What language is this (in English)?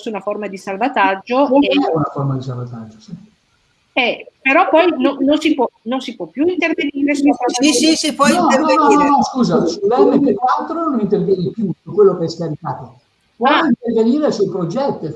Italian